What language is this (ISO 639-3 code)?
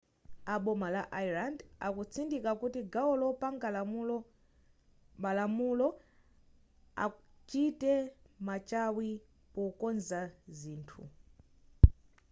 nya